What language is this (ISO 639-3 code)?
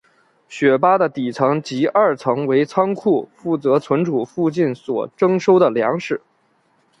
zho